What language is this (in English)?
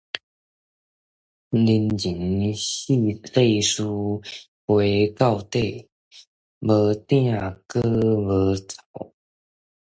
Min Nan Chinese